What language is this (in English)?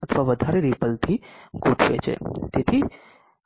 Gujarati